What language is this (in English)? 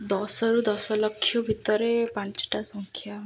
Odia